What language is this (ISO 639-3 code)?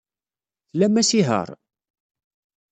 kab